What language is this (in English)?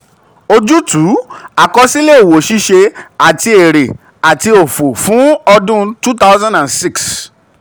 Yoruba